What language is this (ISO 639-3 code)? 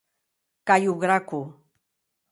oci